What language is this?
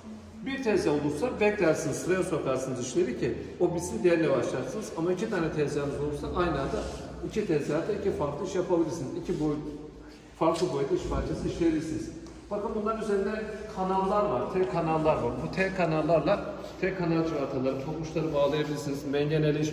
Turkish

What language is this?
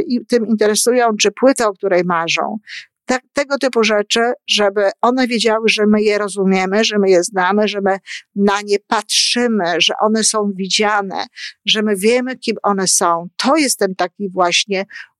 Polish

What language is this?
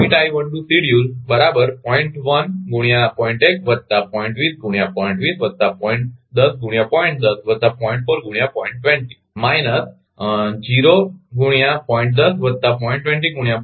Gujarati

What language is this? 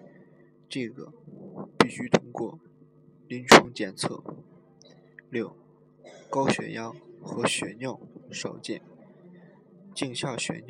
Chinese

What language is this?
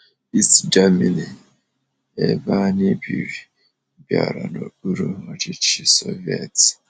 Igbo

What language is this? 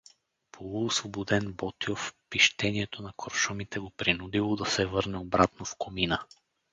Bulgarian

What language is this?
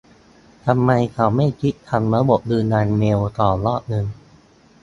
Thai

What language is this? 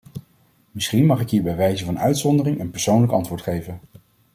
Dutch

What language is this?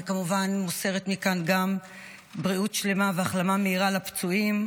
Hebrew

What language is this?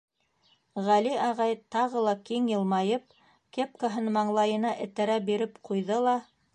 Bashkir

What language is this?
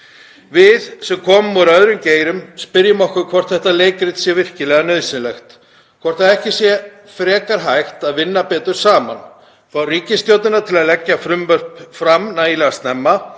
Icelandic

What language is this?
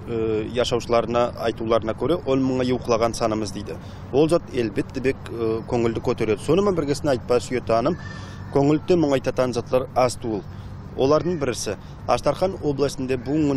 Turkish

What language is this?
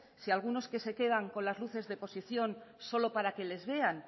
Spanish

